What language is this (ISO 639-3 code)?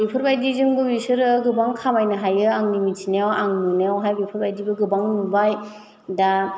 brx